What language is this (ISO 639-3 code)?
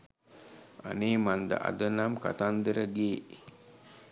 sin